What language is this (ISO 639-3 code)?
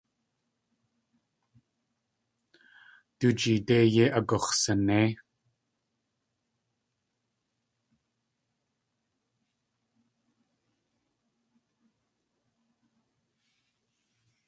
tli